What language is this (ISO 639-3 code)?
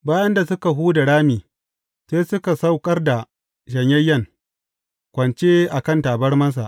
hau